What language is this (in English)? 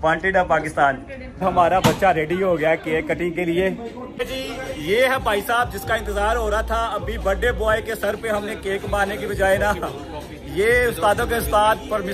Hindi